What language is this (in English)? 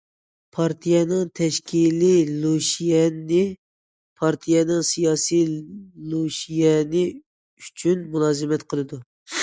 Uyghur